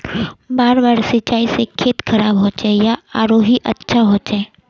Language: Magahi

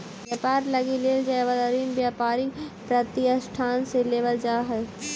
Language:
Magahi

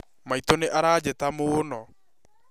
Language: Kikuyu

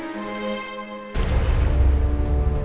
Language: Indonesian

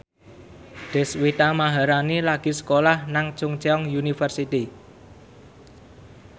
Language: Javanese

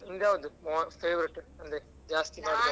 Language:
Kannada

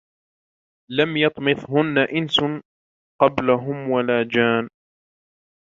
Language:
Arabic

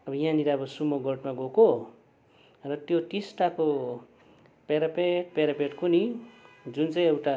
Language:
Nepali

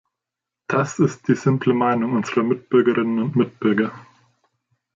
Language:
German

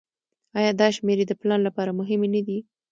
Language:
Pashto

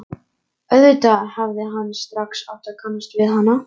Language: Icelandic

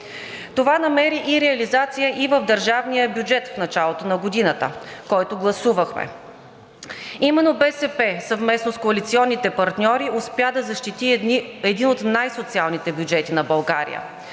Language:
Bulgarian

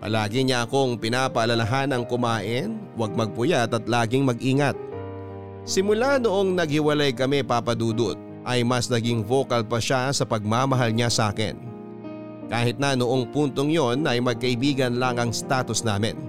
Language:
Filipino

